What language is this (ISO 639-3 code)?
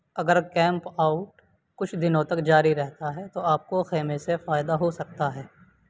urd